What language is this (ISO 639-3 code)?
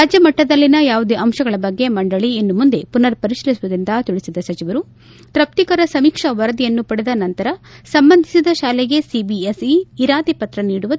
kan